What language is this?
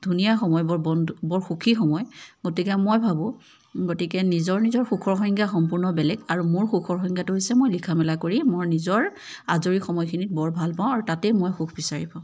Assamese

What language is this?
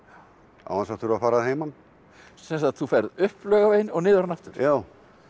Icelandic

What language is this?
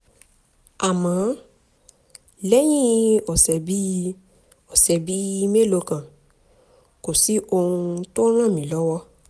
Yoruba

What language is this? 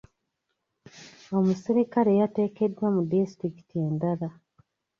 Ganda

